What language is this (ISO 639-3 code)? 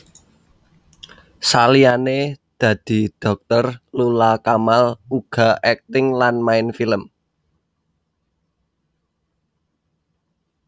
jav